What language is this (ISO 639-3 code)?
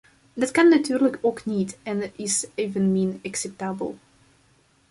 nld